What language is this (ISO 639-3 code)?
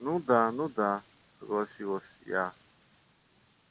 rus